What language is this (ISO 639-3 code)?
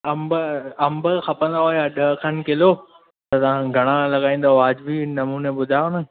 snd